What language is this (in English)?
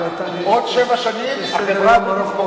Hebrew